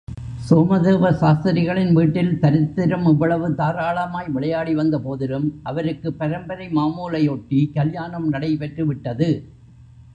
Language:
Tamil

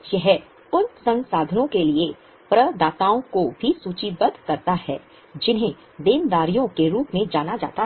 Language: Hindi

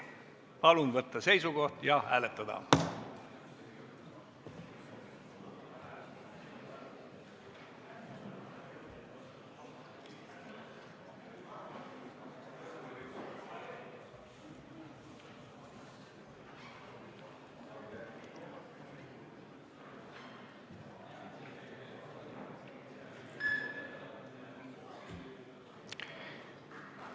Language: Estonian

